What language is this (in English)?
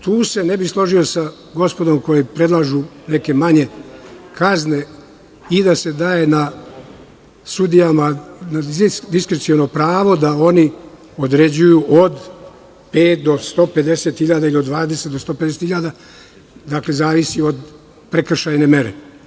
Serbian